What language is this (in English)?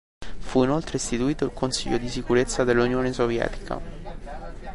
Italian